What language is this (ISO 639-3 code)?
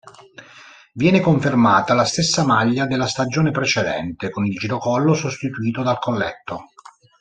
ita